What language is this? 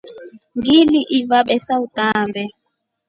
Rombo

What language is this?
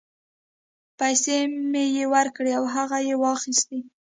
Pashto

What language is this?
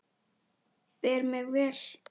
Icelandic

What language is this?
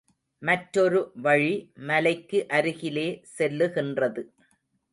Tamil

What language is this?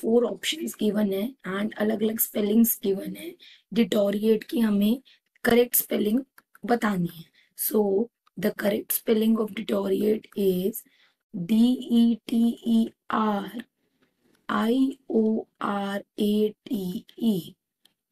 Hindi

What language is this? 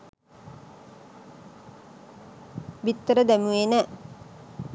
Sinhala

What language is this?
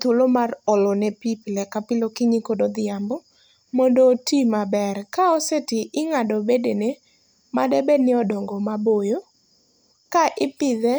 Luo (Kenya and Tanzania)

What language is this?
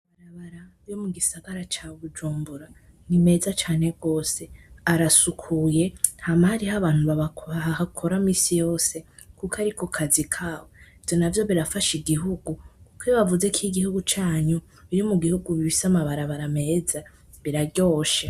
Rundi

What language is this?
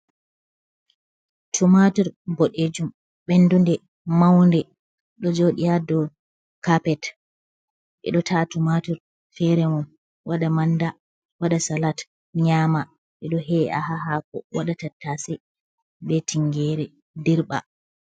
Fula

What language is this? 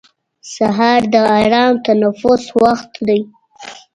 Pashto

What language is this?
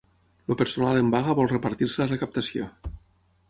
Catalan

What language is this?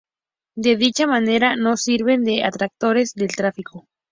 Spanish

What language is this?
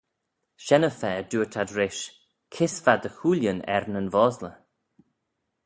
Manx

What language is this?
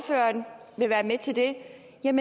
Danish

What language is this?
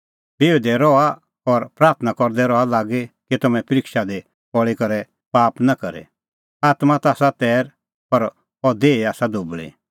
Kullu Pahari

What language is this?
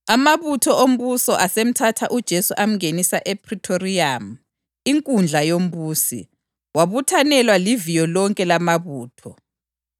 North Ndebele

